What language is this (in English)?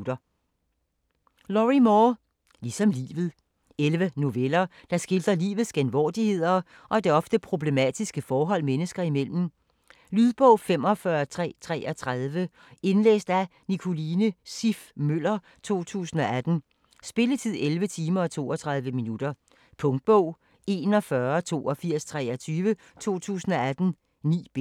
Danish